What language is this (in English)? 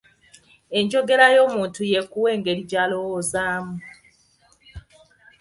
Ganda